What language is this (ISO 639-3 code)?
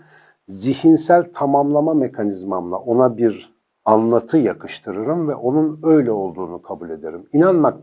tur